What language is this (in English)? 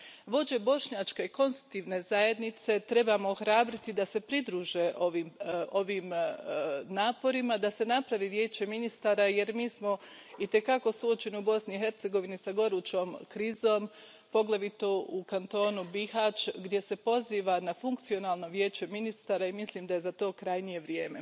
Croatian